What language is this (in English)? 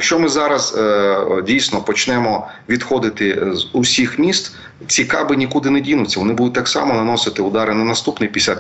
Ukrainian